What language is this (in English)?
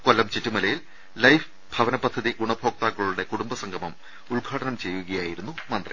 Malayalam